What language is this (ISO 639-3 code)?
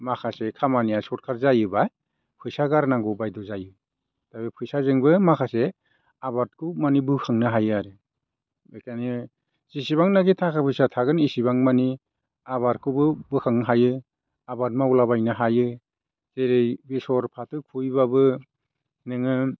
brx